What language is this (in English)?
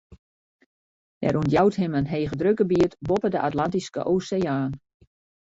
Western Frisian